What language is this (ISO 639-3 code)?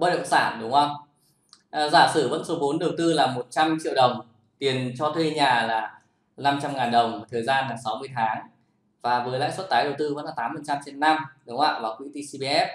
vie